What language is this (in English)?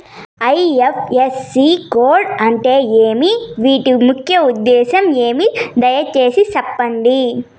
Telugu